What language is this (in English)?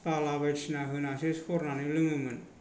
Bodo